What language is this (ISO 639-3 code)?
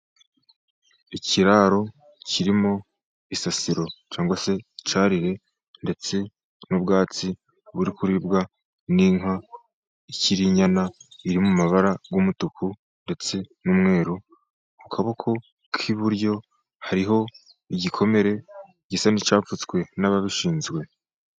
kin